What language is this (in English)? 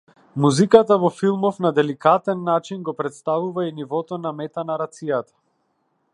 Macedonian